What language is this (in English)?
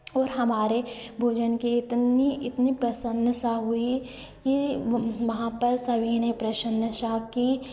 Hindi